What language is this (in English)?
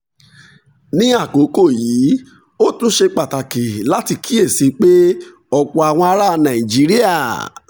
Yoruba